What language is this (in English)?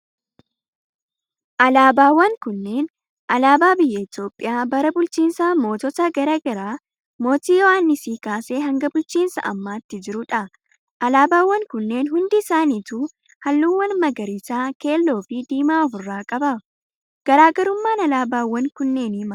Oromo